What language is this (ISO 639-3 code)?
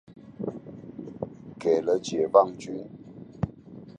zho